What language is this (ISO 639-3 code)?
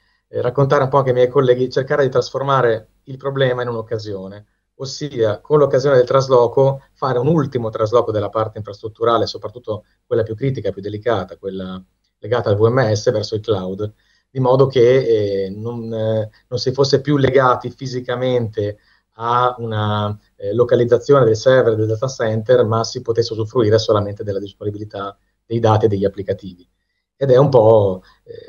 ita